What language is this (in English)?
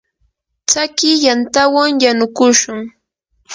Yanahuanca Pasco Quechua